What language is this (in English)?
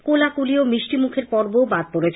Bangla